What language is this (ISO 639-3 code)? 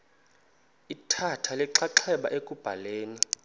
xho